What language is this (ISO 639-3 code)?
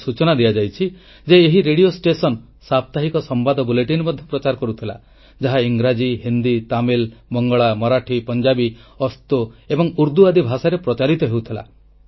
ori